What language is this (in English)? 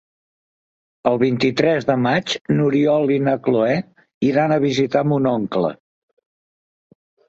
Catalan